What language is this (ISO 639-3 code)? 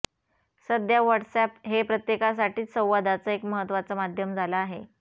mar